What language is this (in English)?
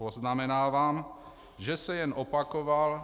Czech